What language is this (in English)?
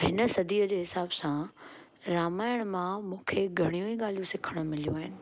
Sindhi